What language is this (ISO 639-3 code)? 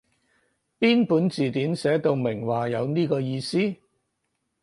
yue